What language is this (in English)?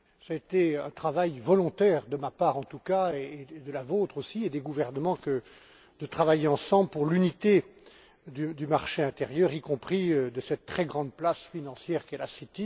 French